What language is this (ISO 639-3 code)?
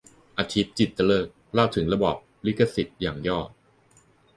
tha